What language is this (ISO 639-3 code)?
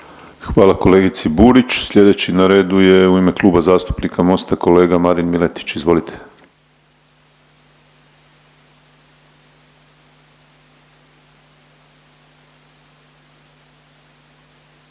hrv